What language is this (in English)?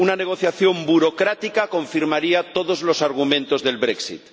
Spanish